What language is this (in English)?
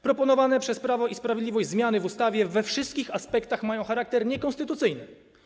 Polish